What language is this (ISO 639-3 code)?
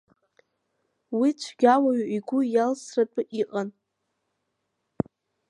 abk